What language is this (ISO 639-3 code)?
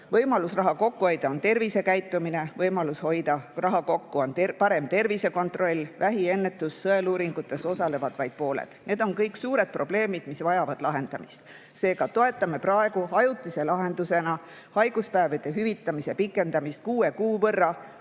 est